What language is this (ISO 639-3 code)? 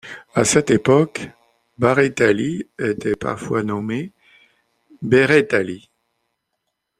fra